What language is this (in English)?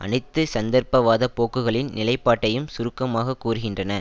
Tamil